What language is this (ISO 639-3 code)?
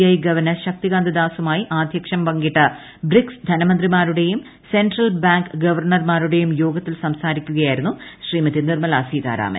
mal